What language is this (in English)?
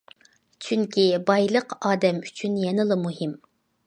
Uyghur